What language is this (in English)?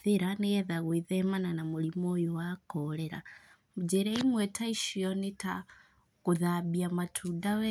Kikuyu